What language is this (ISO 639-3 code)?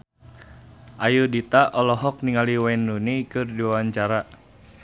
sun